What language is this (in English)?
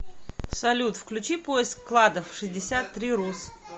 Russian